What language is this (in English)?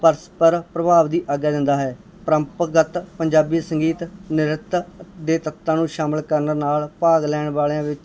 Punjabi